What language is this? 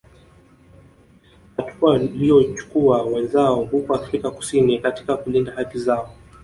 Swahili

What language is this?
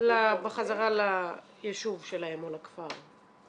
Hebrew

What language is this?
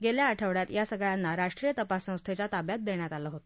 Marathi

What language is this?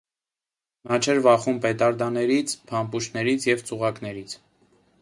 Armenian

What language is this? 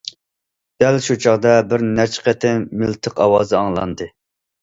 Uyghur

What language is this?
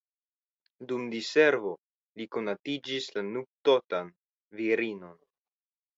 Esperanto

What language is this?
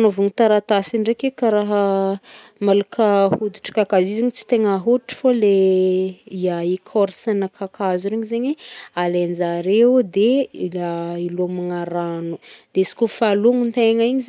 Northern Betsimisaraka Malagasy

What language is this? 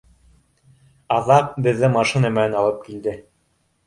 Bashkir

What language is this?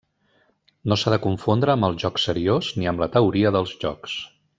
Catalan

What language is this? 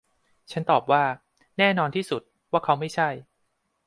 Thai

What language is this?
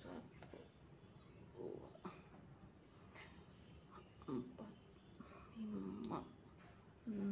Indonesian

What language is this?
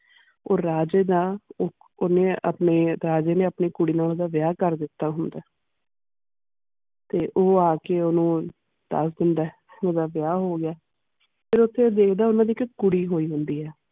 Punjabi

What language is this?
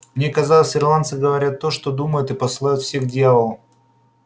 Russian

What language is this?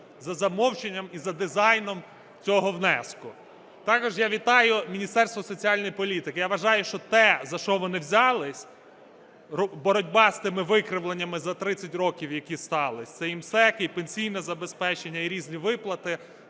Ukrainian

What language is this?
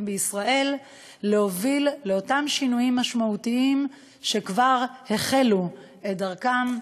Hebrew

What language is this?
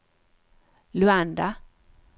Swedish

